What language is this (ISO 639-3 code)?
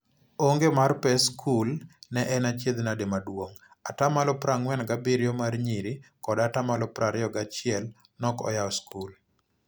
luo